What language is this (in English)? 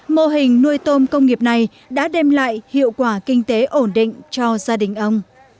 Vietnamese